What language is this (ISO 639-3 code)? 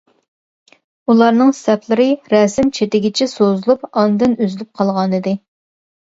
uig